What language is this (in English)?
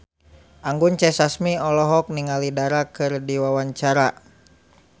Sundanese